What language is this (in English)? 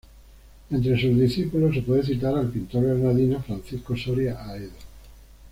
Spanish